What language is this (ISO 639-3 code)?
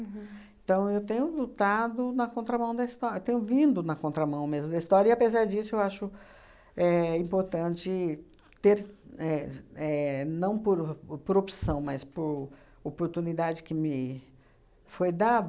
por